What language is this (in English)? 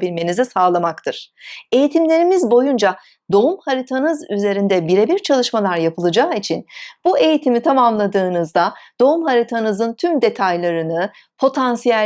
Turkish